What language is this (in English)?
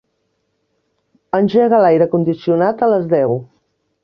Catalan